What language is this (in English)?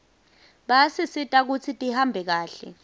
Swati